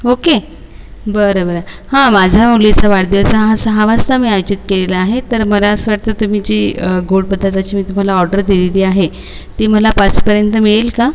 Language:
Marathi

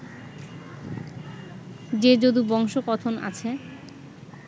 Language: Bangla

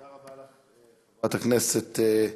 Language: Hebrew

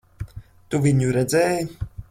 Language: Latvian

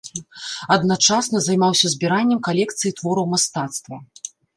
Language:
Belarusian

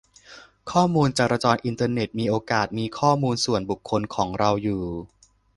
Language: Thai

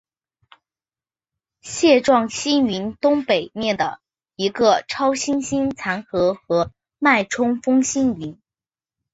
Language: Chinese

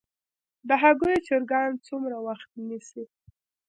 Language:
Pashto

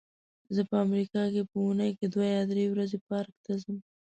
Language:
Pashto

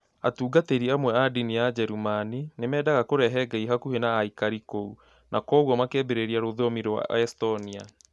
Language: Kikuyu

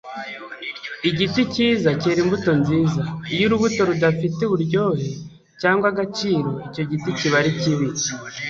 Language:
Kinyarwanda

